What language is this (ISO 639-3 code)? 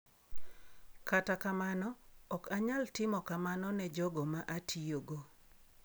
luo